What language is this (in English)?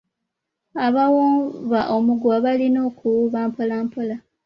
Ganda